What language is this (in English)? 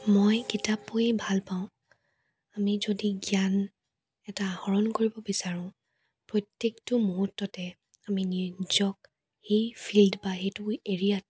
Assamese